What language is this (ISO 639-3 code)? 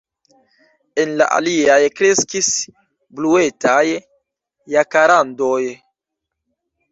epo